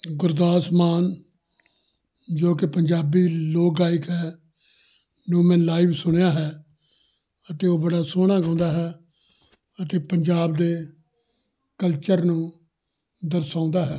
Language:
Punjabi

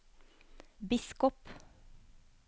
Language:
Norwegian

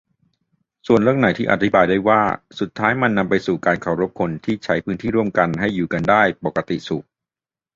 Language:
Thai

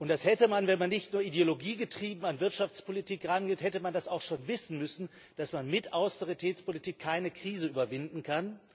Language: German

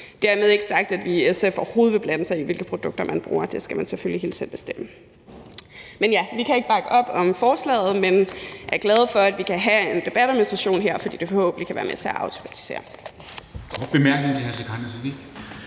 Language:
Danish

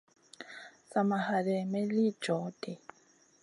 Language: Masana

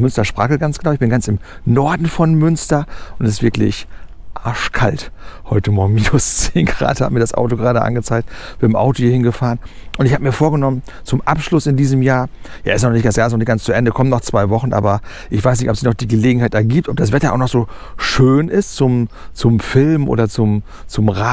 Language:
German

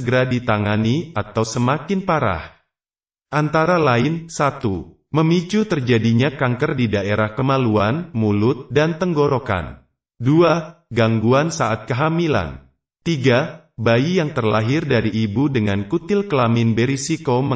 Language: Indonesian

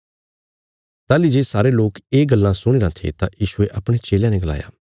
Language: Bilaspuri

